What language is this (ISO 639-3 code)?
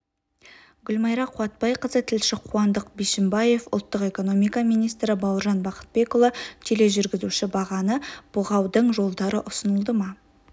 kaz